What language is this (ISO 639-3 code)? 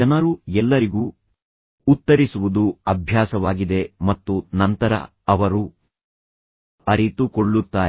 kan